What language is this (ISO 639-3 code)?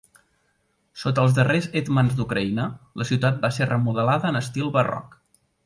cat